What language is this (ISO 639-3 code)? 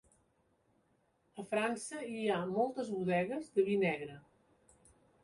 cat